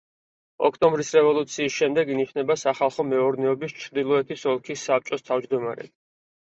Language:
Georgian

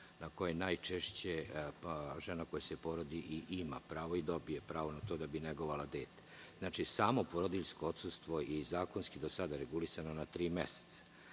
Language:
Serbian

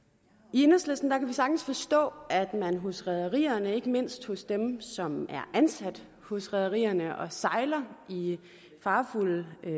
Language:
Danish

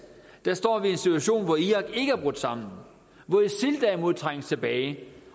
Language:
Danish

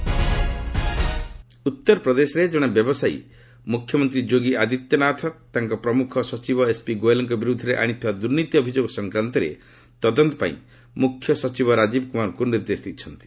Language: Odia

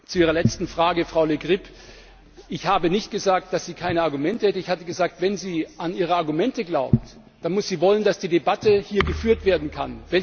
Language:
German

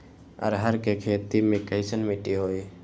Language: Magahi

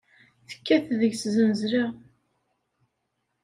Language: Kabyle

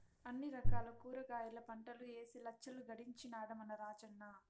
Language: Telugu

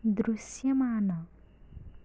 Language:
Telugu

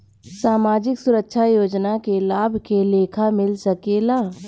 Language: Bhojpuri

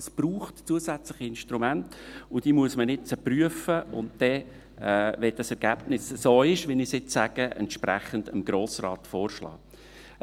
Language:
Swiss German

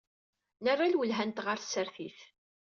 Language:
Kabyle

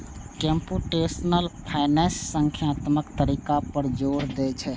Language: Maithili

